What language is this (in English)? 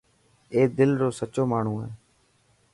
Dhatki